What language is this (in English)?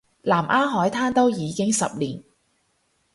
Cantonese